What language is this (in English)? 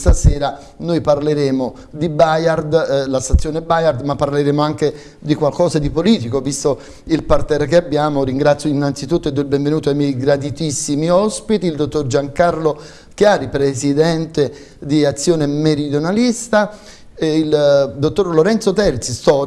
Italian